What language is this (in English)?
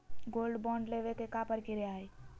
Magahi